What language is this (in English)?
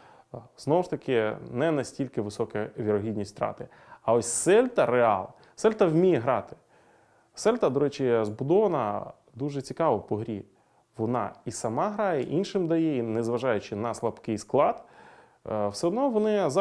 Ukrainian